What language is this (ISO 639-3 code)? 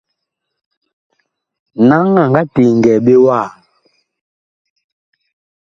bkh